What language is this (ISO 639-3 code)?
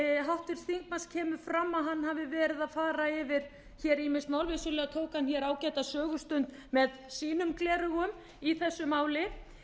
isl